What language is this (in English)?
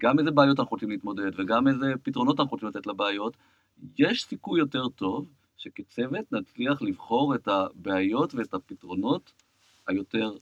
Hebrew